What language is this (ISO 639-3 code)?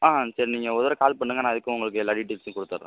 tam